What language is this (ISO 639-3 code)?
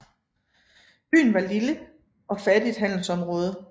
dan